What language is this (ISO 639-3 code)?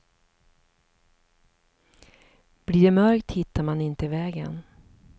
swe